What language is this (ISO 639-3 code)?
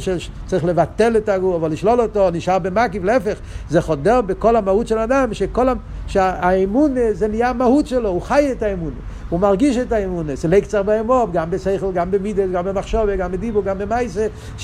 heb